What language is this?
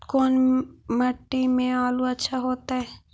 Magahi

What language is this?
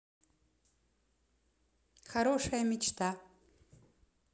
Russian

